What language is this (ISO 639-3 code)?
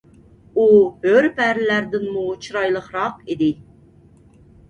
uig